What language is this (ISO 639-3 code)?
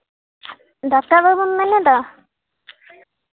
sat